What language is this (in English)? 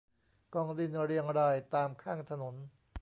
Thai